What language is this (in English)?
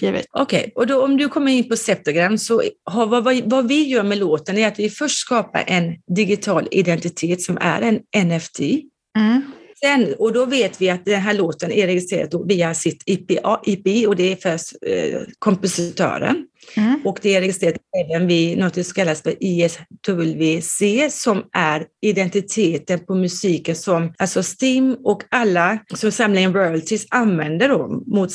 Swedish